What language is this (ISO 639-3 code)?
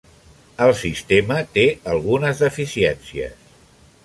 cat